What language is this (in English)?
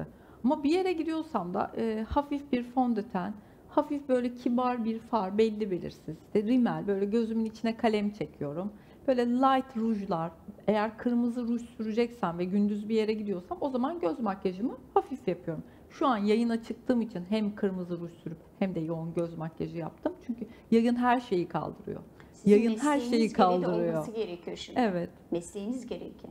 Turkish